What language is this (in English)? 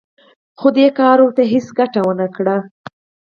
Pashto